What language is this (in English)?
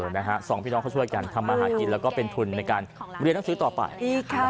Thai